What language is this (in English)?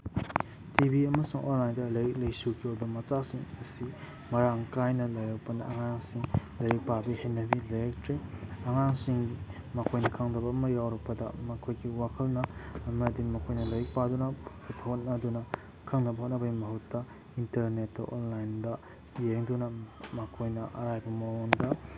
Manipuri